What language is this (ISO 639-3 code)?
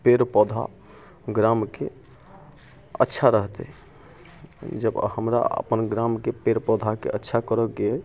mai